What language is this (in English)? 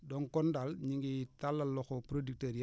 Wolof